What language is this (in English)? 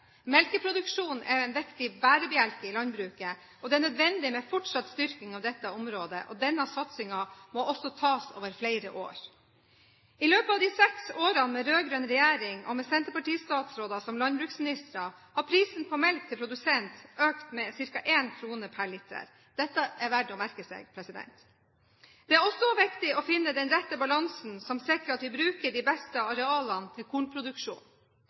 Norwegian Bokmål